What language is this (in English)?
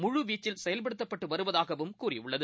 Tamil